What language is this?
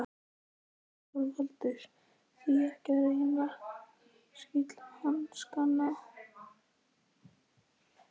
Icelandic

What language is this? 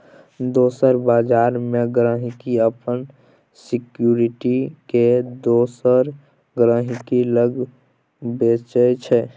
Maithili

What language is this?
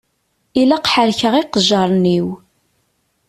Kabyle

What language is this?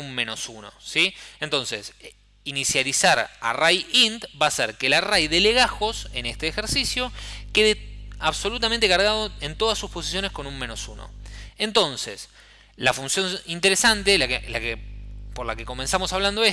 Spanish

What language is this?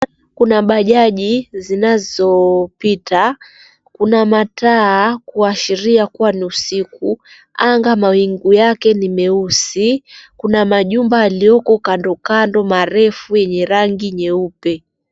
Swahili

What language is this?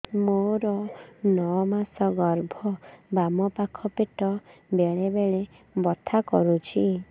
Odia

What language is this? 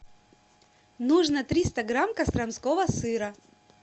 Russian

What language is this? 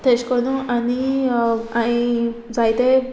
Konkani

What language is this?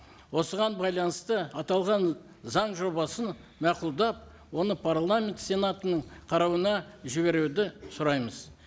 Kazakh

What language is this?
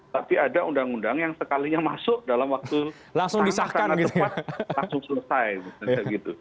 Indonesian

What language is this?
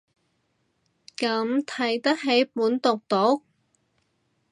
Cantonese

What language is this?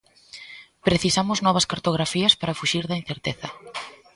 Galician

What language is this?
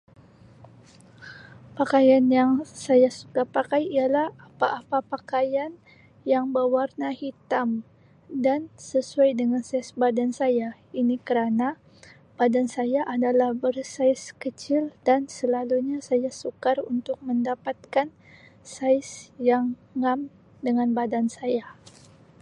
Sabah Malay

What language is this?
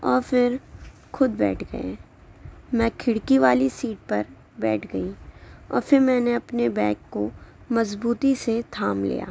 Urdu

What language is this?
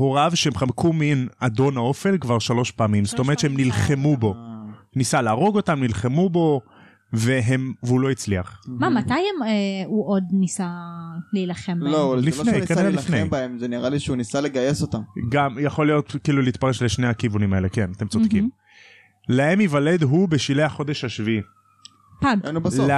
Hebrew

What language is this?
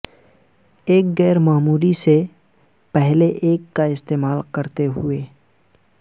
Urdu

